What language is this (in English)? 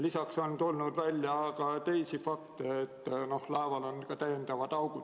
Estonian